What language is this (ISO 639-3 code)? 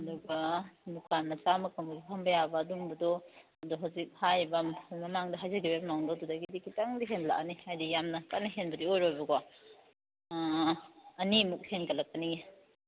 mni